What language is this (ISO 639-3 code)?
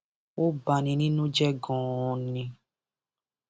yor